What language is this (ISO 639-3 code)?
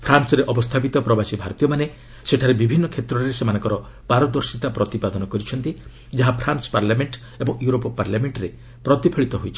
ori